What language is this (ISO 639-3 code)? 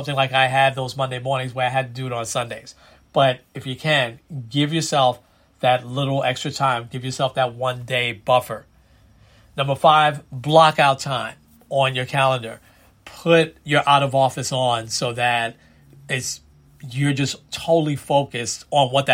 eng